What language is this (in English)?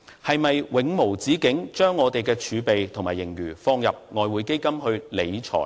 Cantonese